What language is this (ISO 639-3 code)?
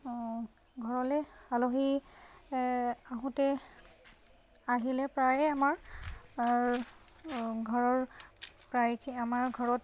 asm